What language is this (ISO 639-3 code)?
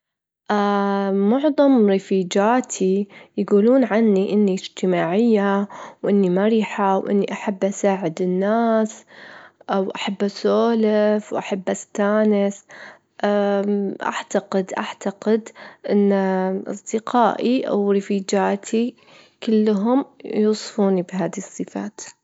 afb